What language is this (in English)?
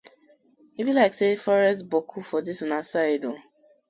Nigerian Pidgin